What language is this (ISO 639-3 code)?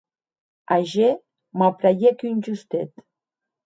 oci